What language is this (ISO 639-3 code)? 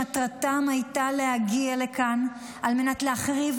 heb